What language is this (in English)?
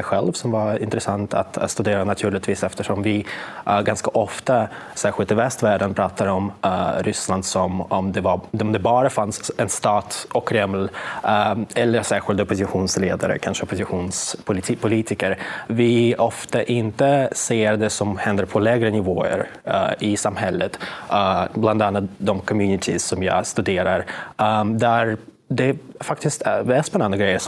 Swedish